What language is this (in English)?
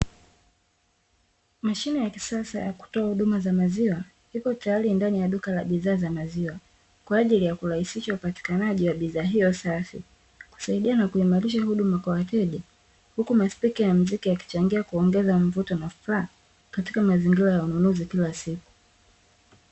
Swahili